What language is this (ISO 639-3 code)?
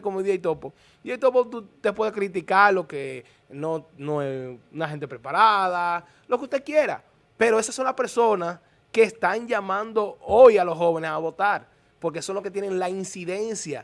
spa